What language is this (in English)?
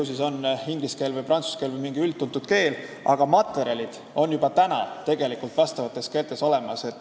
Estonian